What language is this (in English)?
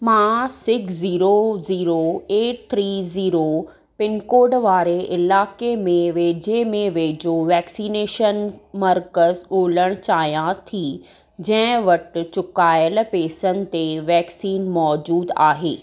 Sindhi